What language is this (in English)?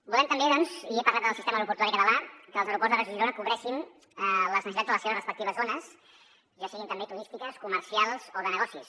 Catalan